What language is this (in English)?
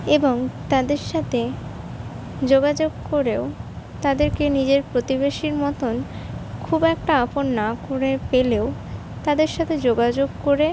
Bangla